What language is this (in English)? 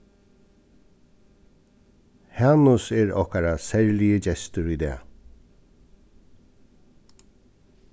Faroese